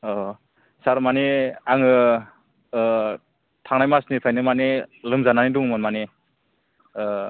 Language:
Bodo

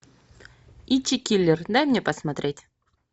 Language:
Russian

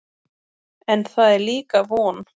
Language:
Icelandic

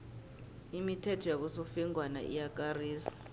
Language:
South Ndebele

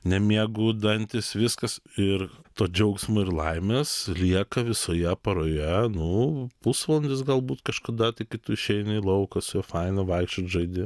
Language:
Lithuanian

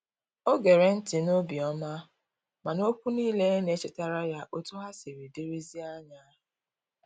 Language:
Igbo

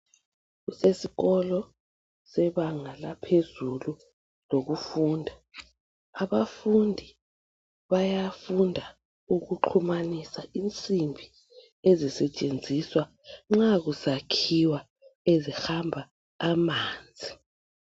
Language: North Ndebele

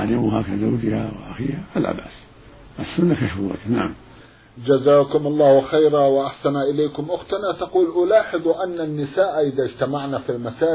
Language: Arabic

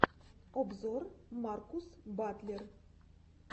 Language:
Russian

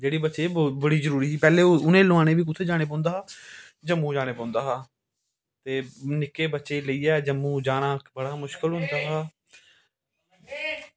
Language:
Dogri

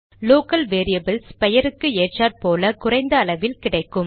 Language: Tamil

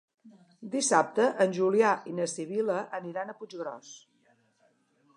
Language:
Catalan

